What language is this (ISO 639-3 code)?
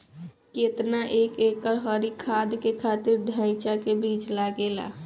bho